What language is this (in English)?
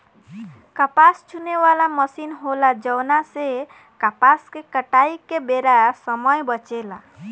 Bhojpuri